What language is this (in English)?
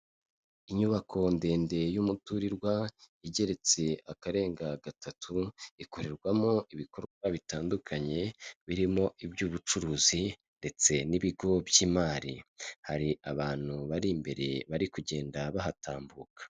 Kinyarwanda